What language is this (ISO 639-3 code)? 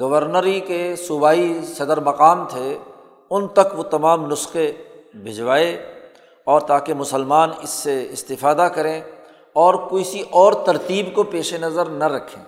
urd